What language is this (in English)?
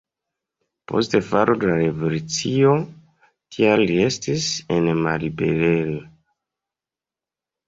Esperanto